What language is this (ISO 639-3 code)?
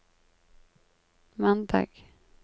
nor